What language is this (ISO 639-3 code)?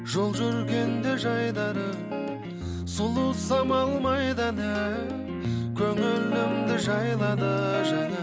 kaz